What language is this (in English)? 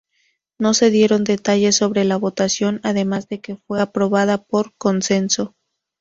Spanish